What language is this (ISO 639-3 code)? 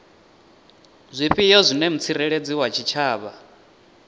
ven